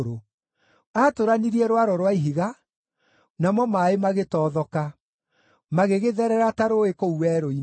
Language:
Kikuyu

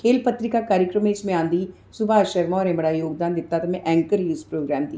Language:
Dogri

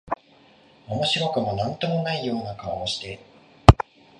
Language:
Japanese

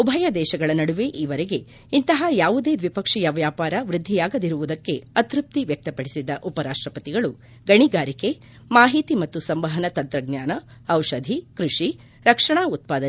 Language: Kannada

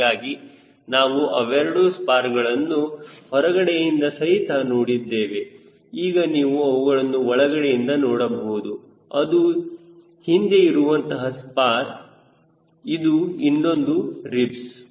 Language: Kannada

